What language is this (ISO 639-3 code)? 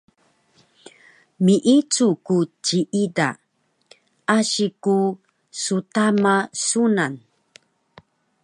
trv